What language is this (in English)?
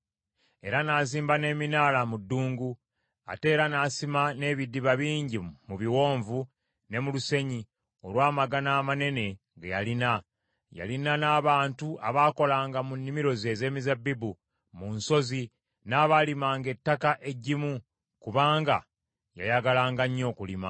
Ganda